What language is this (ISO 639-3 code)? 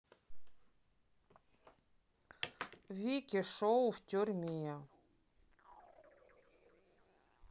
rus